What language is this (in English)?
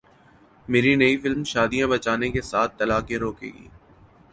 Urdu